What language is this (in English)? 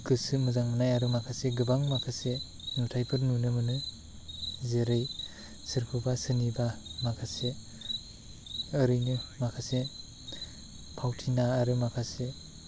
Bodo